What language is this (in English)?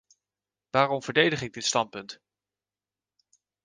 Dutch